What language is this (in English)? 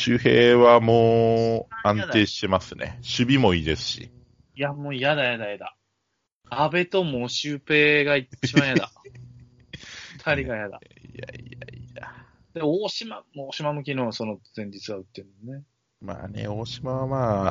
Japanese